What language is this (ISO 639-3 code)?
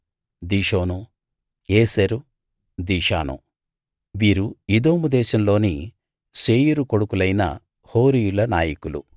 tel